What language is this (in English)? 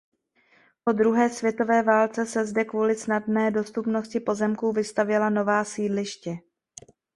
Czech